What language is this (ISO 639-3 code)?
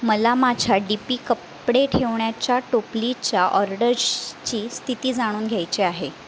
mar